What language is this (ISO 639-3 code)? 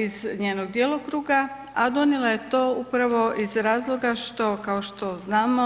hrv